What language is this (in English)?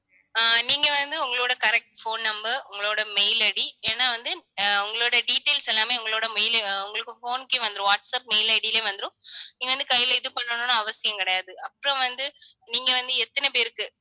Tamil